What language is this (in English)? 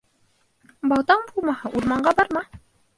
Bashkir